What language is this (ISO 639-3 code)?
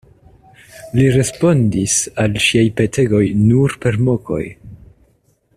epo